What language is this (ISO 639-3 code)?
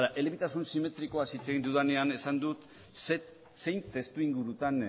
eus